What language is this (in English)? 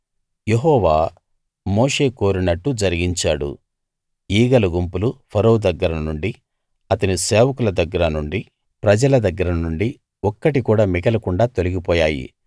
Telugu